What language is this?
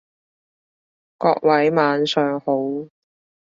Cantonese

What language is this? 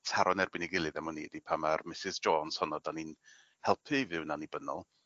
Welsh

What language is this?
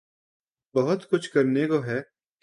Urdu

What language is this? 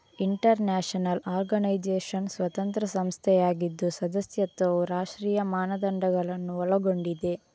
Kannada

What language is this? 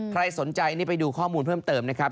Thai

